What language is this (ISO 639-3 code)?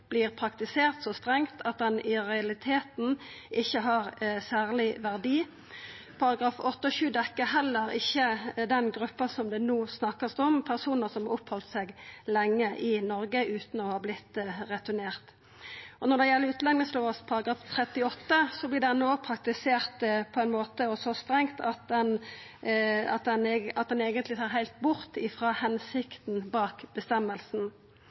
nno